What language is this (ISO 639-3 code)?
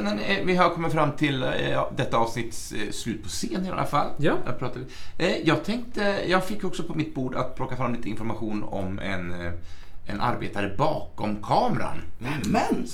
swe